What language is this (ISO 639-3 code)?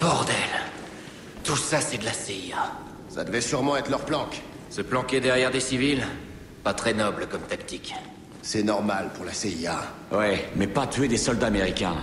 fra